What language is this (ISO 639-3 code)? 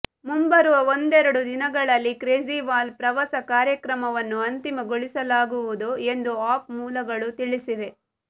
kan